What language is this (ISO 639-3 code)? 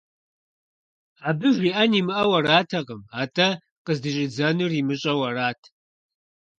kbd